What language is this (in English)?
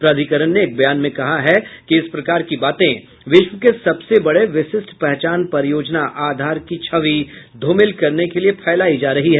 Hindi